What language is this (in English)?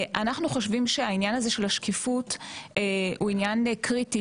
Hebrew